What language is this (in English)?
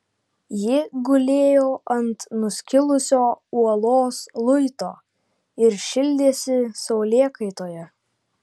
Lithuanian